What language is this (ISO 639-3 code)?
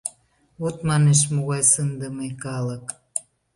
chm